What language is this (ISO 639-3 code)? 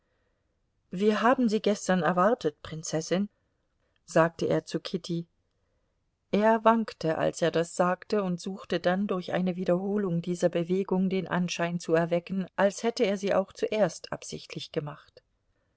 deu